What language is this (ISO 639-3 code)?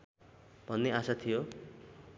nep